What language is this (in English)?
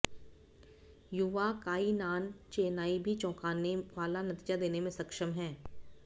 Hindi